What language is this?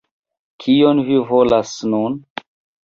Esperanto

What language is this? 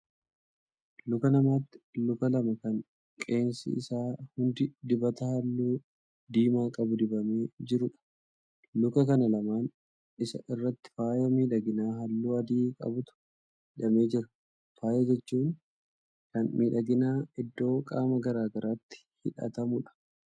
Oromo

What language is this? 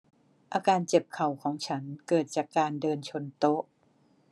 Thai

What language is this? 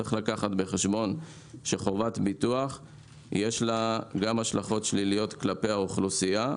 Hebrew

